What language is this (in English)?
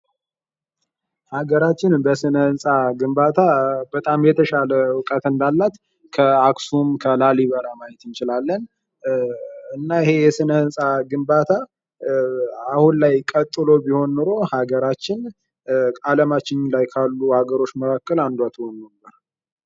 Amharic